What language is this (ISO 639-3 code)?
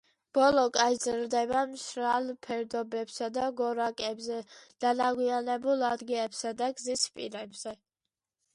kat